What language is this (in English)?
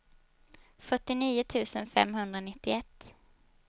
Swedish